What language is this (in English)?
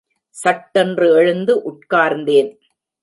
Tamil